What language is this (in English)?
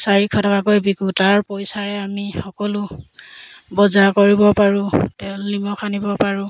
Assamese